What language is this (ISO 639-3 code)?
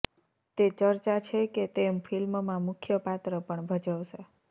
guj